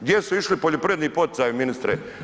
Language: Croatian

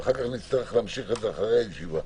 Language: Hebrew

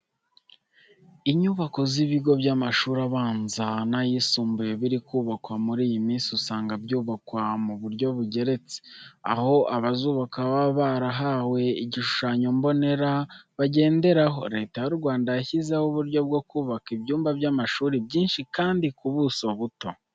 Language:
Kinyarwanda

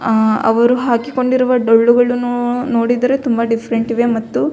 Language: Kannada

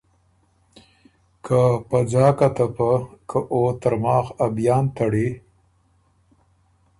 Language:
Ormuri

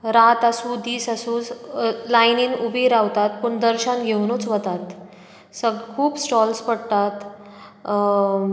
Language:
Konkani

